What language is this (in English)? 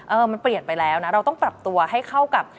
Thai